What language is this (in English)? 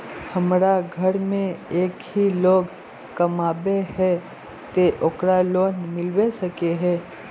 Magahi